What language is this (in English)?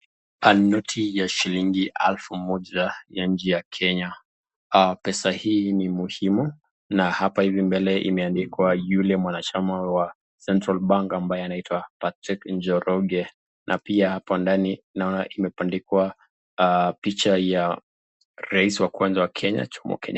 Swahili